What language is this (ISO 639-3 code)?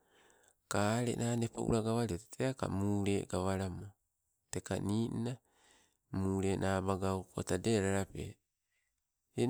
nco